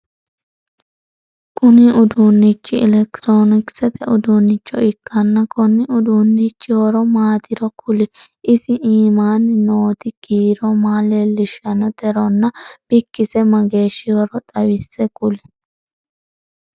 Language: Sidamo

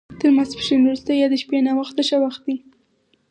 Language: Pashto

